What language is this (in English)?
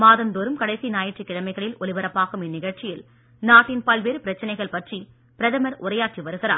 Tamil